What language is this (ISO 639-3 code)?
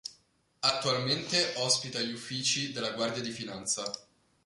ita